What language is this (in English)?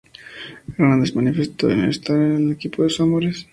Spanish